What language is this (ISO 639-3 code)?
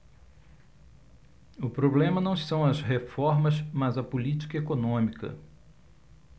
por